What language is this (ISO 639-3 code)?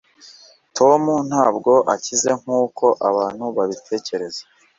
kin